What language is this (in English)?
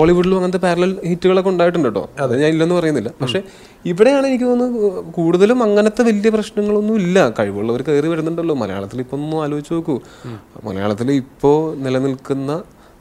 Malayalam